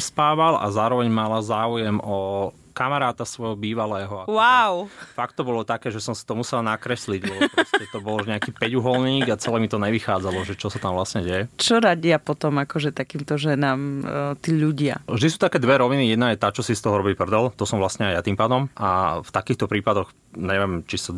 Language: Slovak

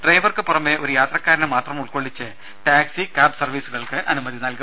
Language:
Malayalam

